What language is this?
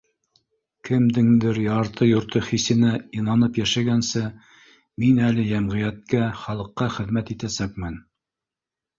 Bashkir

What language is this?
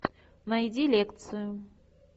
Russian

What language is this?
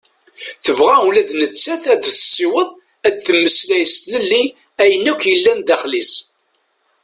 Kabyle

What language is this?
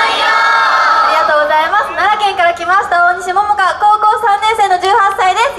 Japanese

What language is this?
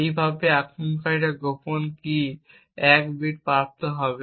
Bangla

